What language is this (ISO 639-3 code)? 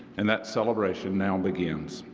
eng